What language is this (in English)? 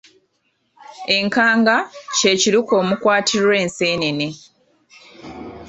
Ganda